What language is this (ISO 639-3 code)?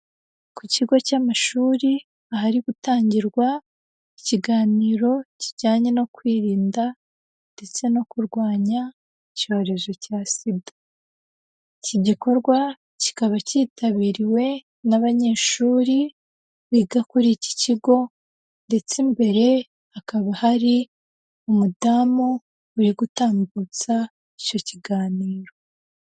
kin